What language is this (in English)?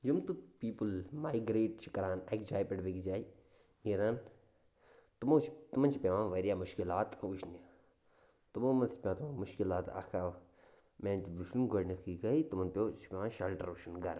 Kashmiri